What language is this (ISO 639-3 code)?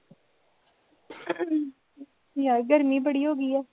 pan